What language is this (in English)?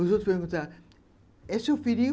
Portuguese